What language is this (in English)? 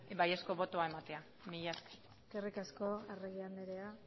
Basque